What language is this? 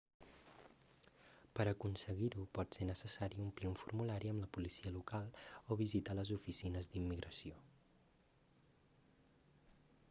Catalan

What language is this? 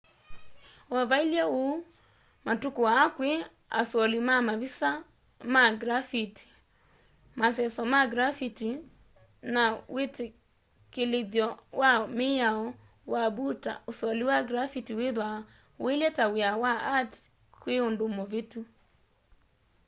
Kamba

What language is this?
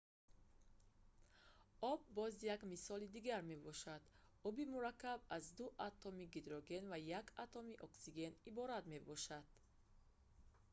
Tajik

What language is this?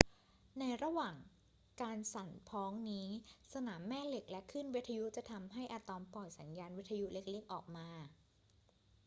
Thai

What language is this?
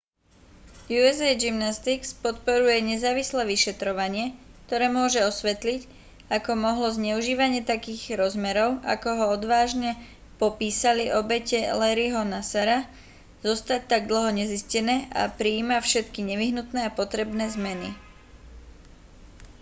Slovak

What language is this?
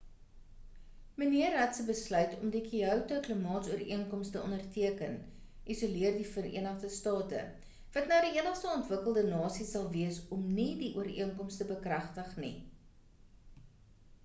Afrikaans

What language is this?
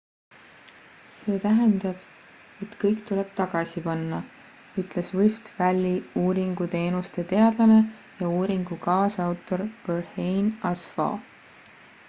Estonian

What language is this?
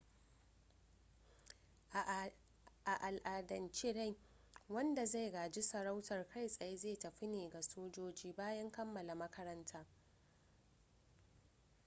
Hausa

